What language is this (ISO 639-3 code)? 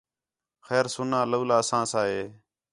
xhe